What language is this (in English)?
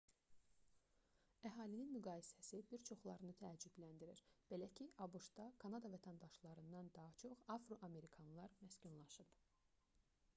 Azerbaijani